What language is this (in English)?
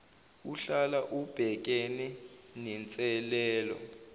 Zulu